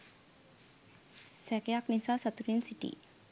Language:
Sinhala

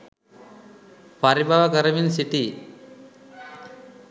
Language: Sinhala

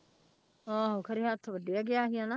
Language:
Punjabi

